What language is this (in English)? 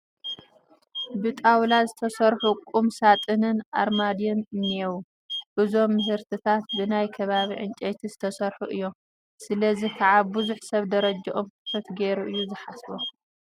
Tigrinya